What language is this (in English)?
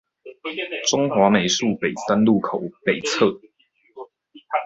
Chinese